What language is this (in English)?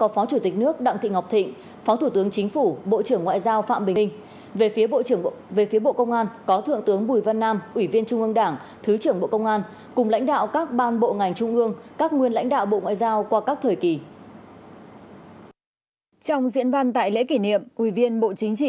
Vietnamese